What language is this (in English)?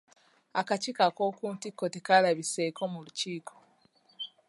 Ganda